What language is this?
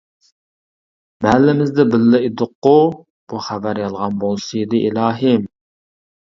Uyghur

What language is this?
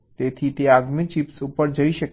Gujarati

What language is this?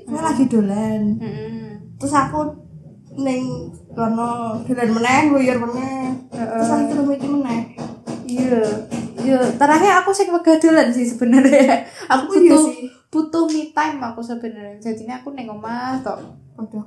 Indonesian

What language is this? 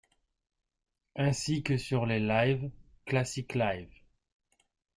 French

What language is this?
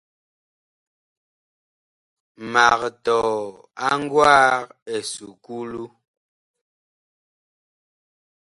Bakoko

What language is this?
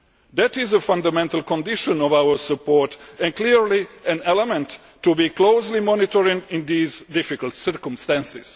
English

